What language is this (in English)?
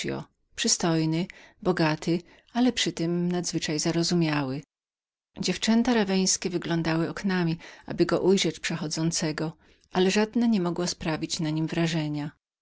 Polish